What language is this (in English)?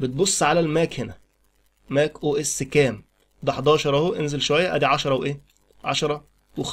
Arabic